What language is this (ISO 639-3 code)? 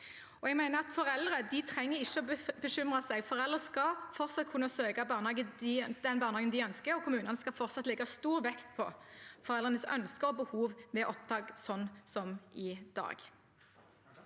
nor